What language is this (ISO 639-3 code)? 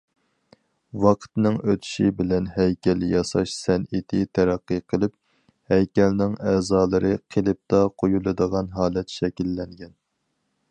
uig